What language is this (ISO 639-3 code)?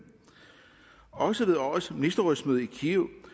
dan